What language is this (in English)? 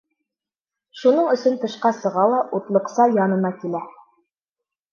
Bashkir